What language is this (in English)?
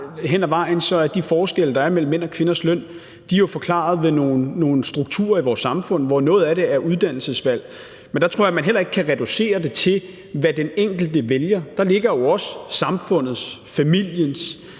Danish